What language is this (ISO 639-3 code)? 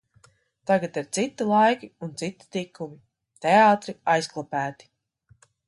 lav